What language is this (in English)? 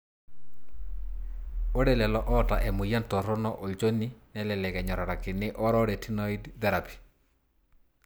Masai